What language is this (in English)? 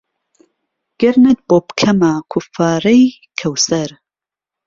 Central Kurdish